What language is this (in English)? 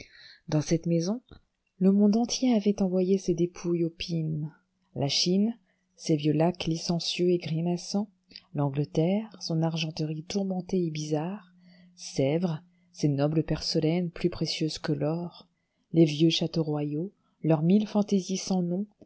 French